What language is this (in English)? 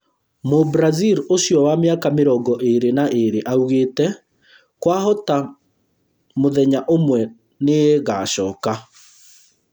Kikuyu